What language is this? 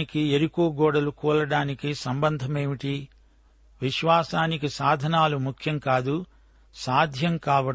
Telugu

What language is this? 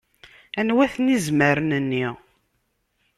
Kabyle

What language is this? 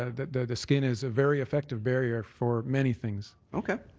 English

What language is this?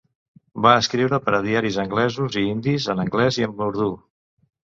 Catalan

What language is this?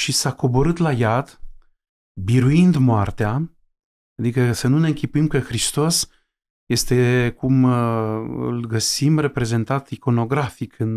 Romanian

